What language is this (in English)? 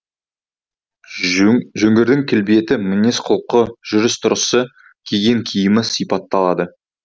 Kazakh